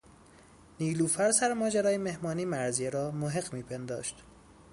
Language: Persian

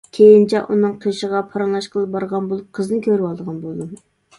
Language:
Uyghur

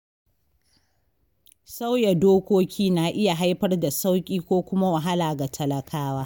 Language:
Hausa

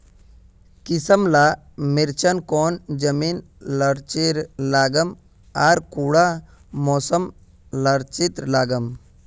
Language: Magahi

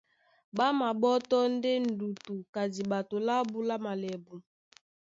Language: Duala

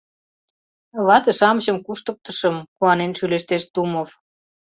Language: Mari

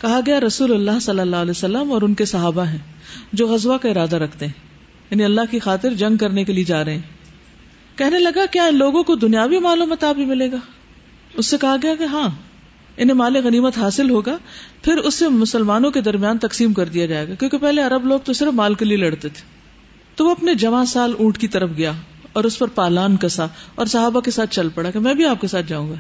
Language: Urdu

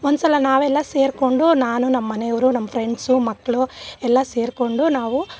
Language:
Kannada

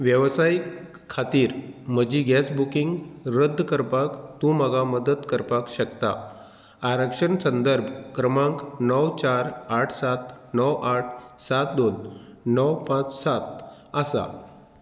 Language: Konkani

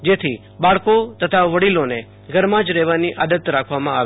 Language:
Gujarati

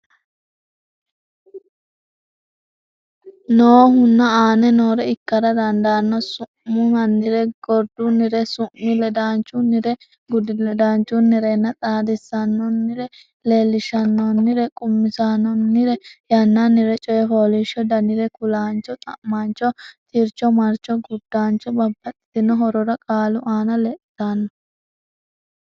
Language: Sidamo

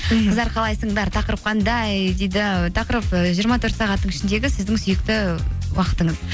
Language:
Kazakh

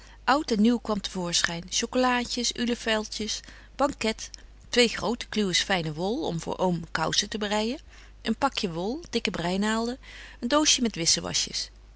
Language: Dutch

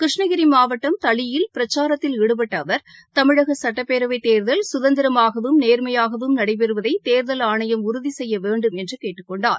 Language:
Tamil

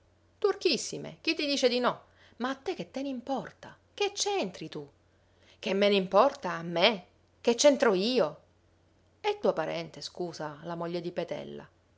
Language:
Italian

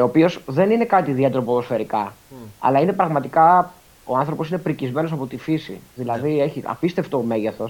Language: Greek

